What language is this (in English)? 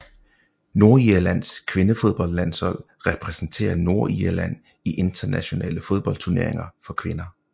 Danish